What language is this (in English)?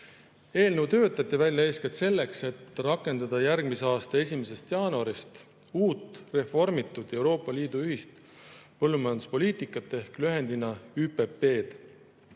Estonian